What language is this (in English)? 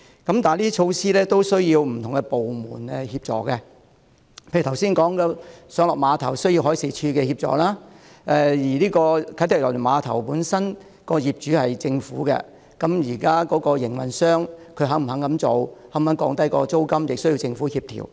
Cantonese